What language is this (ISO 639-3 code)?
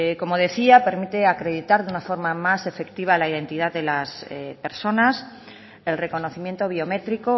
spa